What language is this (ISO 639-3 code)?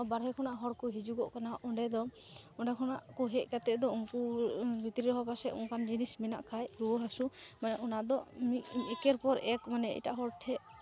sat